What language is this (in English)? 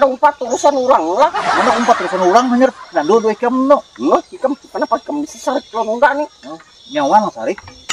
Indonesian